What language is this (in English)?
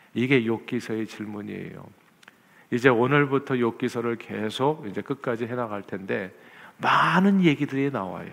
Korean